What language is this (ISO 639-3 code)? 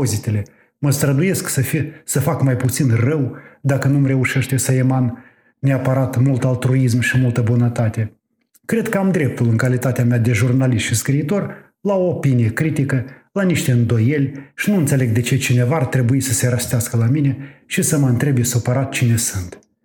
ron